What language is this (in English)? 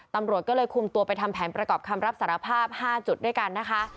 Thai